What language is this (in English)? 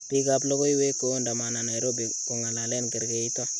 Kalenjin